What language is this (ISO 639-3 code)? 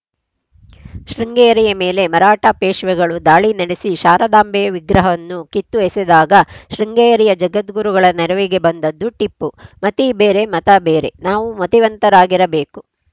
kan